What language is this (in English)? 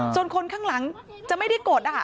Thai